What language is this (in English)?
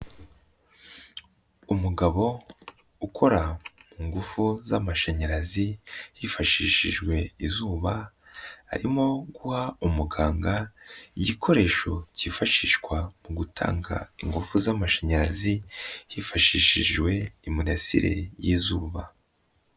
Kinyarwanda